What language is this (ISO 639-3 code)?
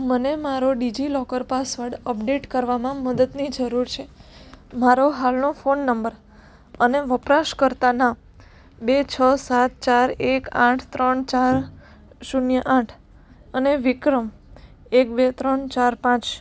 guj